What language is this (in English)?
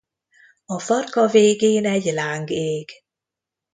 Hungarian